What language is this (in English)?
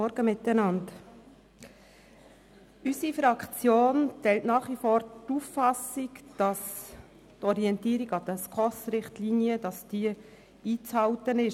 Swiss German